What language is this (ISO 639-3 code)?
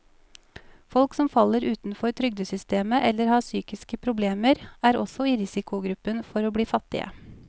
nor